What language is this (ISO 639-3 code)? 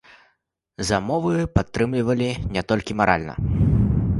bel